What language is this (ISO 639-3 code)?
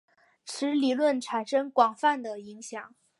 zho